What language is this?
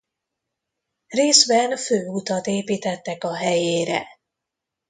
Hungarian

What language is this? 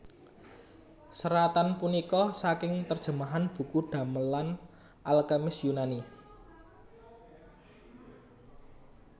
Javanese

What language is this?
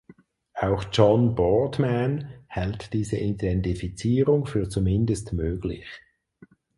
German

